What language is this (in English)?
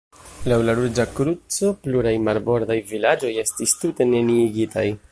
Esperanto